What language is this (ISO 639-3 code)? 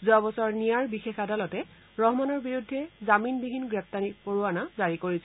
asm